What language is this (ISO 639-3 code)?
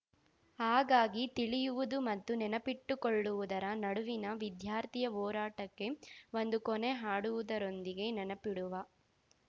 kan